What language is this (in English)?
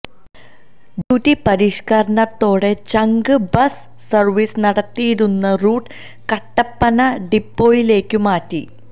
Malayalam